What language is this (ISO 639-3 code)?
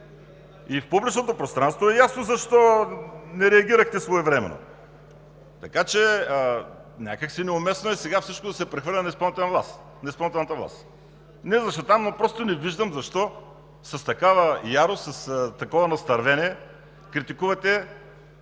bul